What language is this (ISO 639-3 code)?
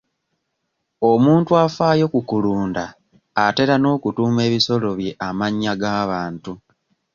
lug